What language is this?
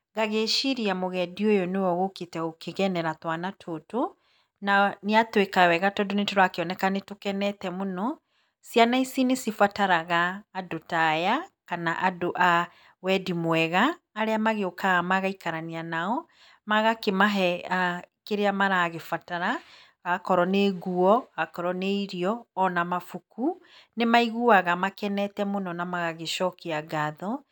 Kikuyu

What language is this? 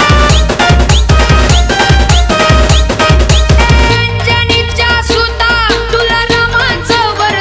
Thai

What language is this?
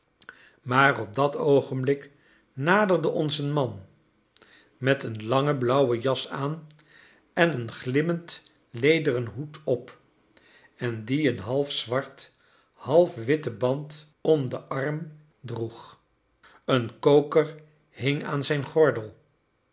Dutch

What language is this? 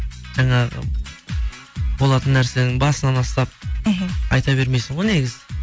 Kazakh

